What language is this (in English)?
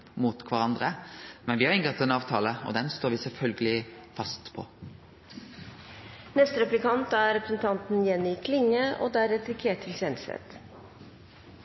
Norwegian Nynorsk